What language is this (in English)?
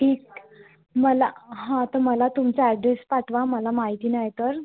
Marathi